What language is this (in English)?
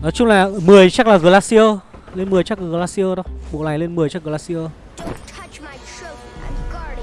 Vietnamese